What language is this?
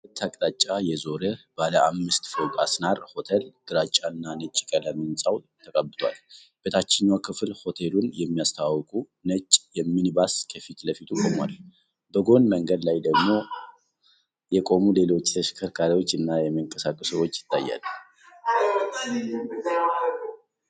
Amharic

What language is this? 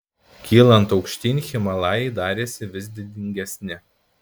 Lithuanian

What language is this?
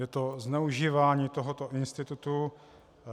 Czech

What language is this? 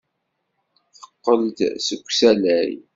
Kabyle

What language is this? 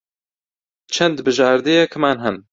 Central Kurdish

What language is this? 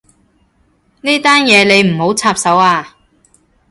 Cantonese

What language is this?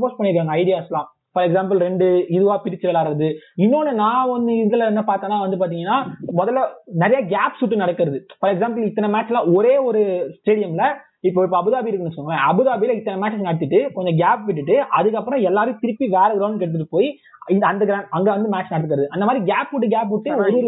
Tamil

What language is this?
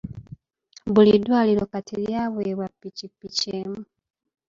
Ganda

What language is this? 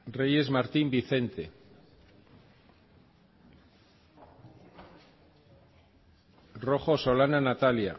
Spanish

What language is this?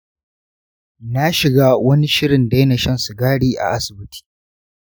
Hausa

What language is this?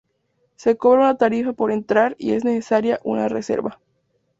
Spanish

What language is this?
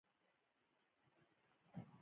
Pashto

